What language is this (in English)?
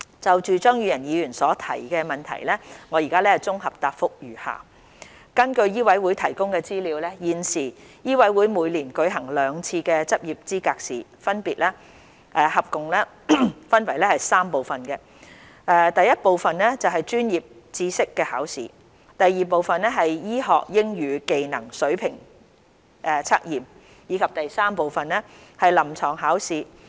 Cantonese